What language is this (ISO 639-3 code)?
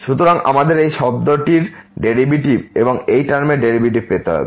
ben